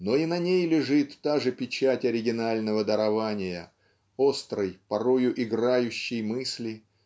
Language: Russian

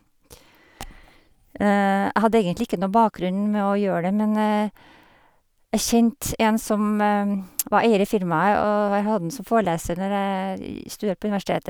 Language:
Norwegian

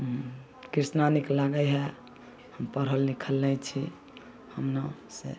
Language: Maithili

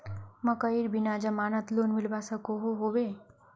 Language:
Magahi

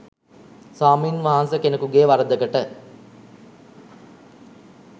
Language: Sinhala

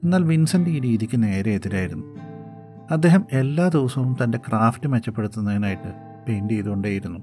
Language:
Malayalam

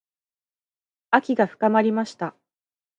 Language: Japanese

